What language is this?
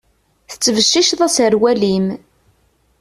Kabyle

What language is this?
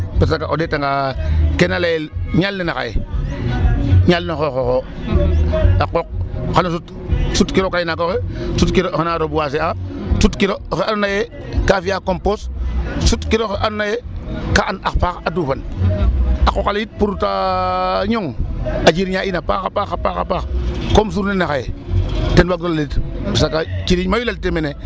Serer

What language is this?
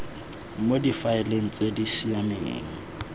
Tswana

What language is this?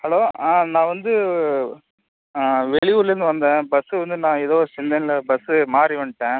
Tamil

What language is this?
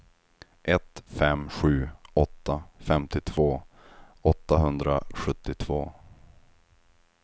Swedish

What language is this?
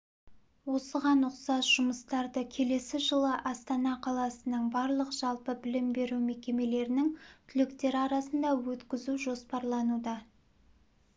Kazakh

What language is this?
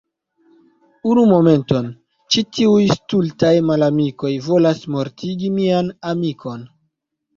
Esperanto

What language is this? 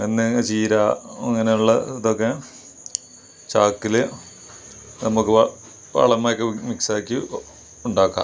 Malayalam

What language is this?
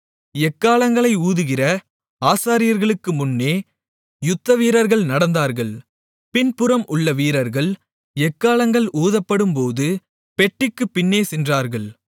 Tamil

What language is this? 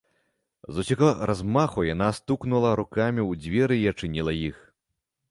Belarusian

